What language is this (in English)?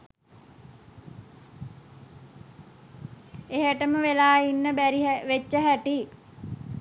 Sinhala